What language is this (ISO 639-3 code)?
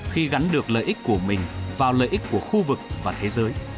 vie